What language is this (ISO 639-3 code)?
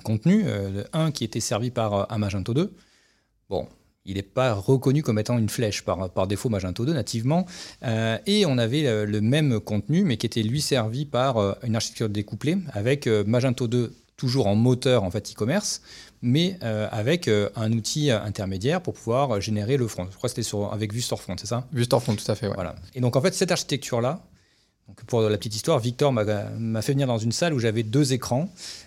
fra